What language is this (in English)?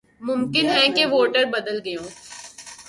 Urdu